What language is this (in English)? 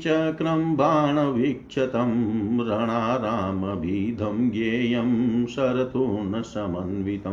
Hindi